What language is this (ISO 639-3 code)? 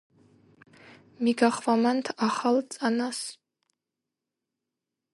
kat